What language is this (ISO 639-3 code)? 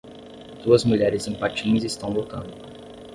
por